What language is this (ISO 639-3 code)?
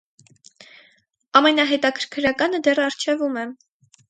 hye